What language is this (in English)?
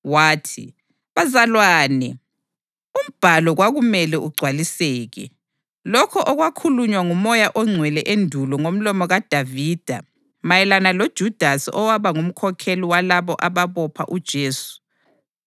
North Ndebele